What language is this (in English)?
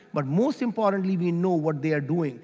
English